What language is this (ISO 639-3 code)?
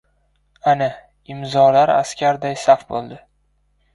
uzb